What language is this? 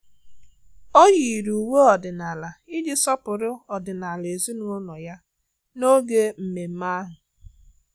Igbo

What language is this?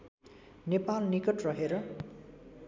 Nepali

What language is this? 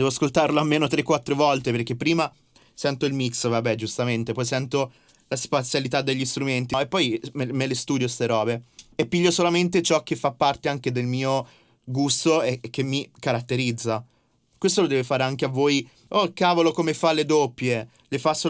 Italian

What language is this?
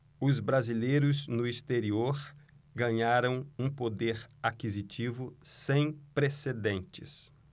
Portuguese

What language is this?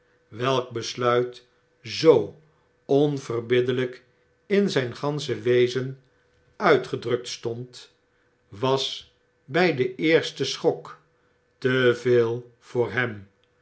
Dutch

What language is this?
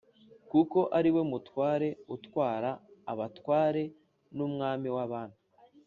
Kinyarwanda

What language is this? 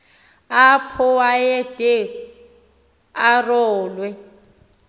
Xhosa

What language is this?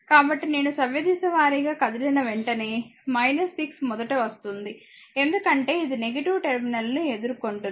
Telugu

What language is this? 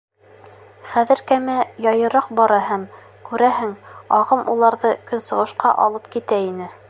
Bashkir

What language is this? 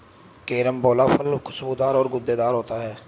Hindi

